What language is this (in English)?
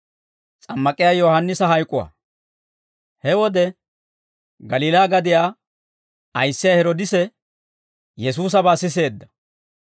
Dawro